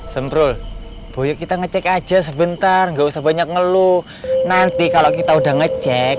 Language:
Indonesian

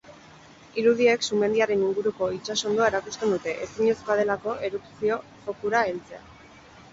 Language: Basque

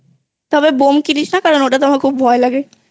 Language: Bangla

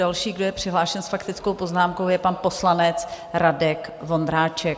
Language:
Czech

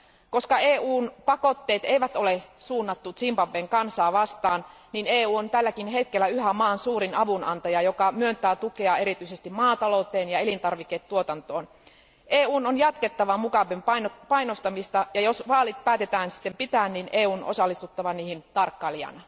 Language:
Finnish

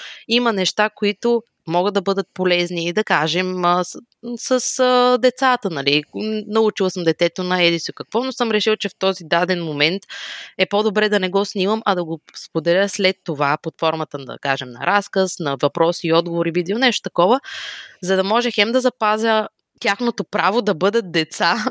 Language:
Bulgarian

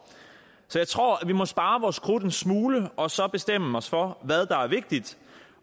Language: Danish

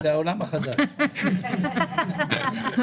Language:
Hebrew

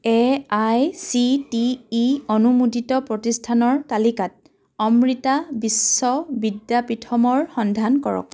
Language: Assamese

